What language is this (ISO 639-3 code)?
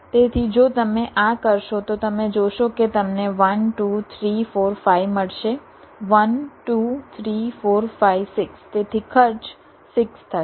guj